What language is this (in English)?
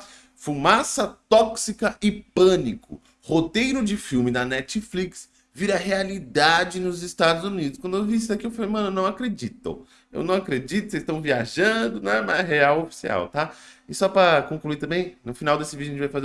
Portuguese